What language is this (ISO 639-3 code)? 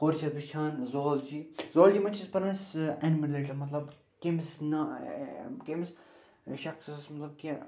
kas